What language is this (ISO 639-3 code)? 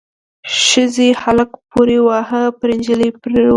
pus